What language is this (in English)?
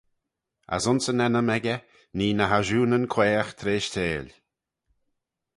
Manx